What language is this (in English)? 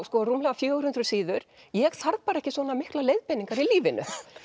Icelandic